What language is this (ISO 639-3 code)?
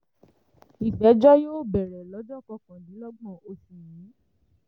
yor